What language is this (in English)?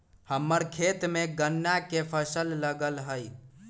Magahi